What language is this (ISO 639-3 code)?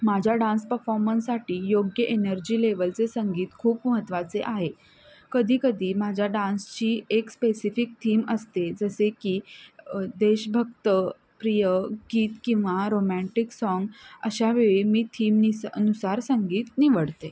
mar